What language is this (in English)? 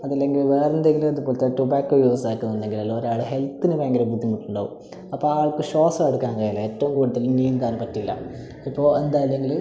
Malayalam